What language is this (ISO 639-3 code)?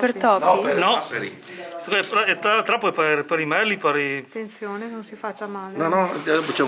ita